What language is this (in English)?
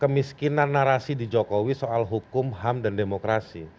Indonesian